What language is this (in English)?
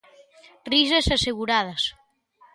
Galician